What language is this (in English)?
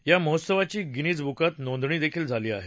Marathi